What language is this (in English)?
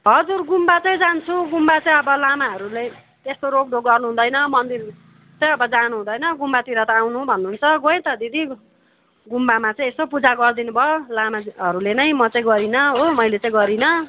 Nepali